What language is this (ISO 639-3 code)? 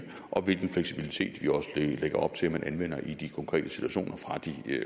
dan